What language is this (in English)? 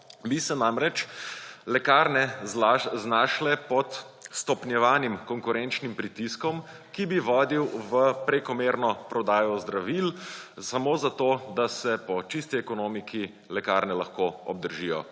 Slovenian